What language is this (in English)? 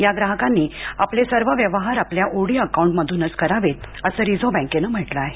Marathi